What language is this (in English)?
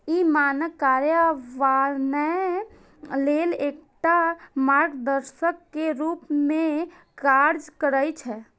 Maithili